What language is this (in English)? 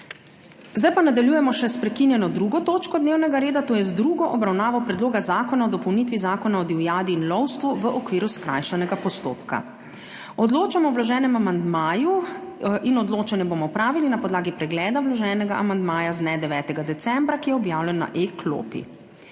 Slovenian